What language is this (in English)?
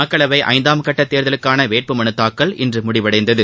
Tamil